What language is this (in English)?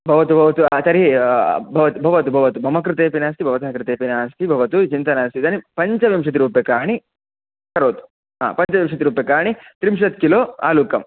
Sanskrit